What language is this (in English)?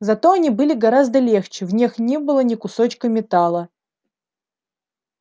Russian